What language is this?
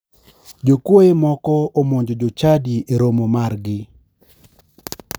Luo (Kenya and Tanzania)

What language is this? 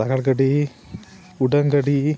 Santali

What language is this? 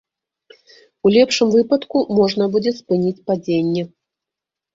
Belarusian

